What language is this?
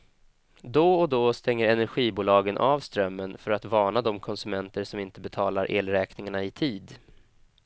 Swedish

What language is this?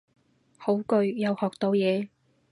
Cantonese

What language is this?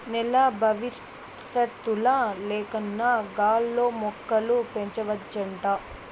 Telugu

